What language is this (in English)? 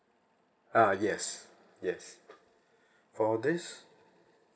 English